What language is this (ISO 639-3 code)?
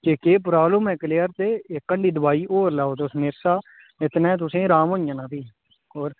doi